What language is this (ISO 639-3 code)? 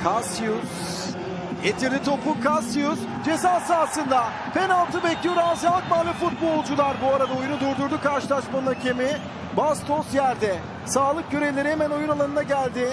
tur